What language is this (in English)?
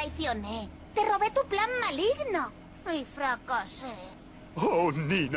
Spanish